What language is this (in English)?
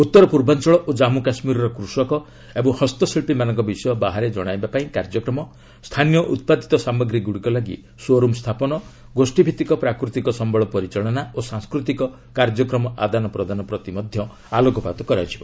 Odia